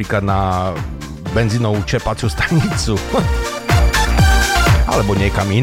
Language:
Slovak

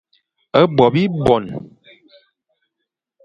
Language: Fang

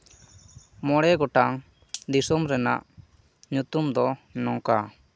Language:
Santali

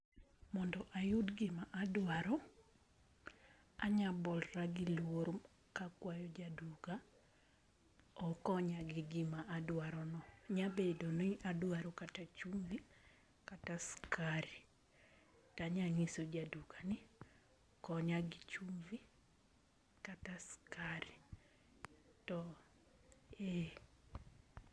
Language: Luo (Kenya and Tanzania)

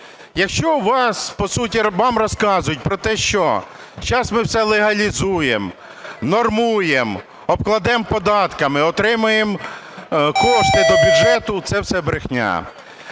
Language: Ukrainian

